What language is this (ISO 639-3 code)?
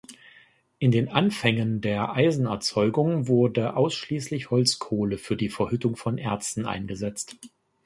deu